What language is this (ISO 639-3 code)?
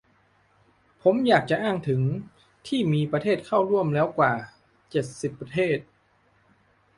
tha